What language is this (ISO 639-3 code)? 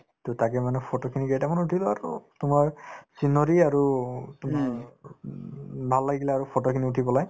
asm